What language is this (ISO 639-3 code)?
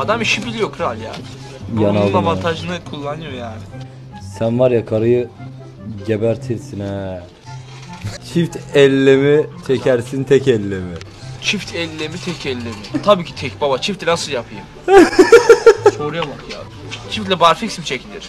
tur